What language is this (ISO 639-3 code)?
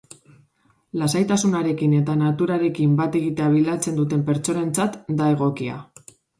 eus